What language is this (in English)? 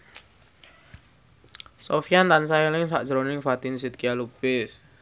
Javanese